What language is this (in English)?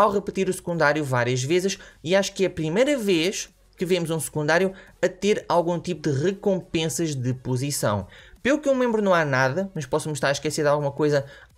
Portuguese